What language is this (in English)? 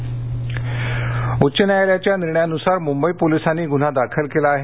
Marathi